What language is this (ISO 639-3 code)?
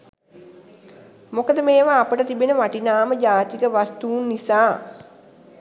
sin